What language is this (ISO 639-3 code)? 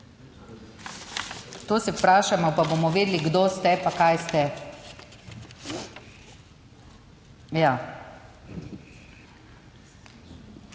slv